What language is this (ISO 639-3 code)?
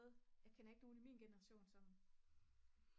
dan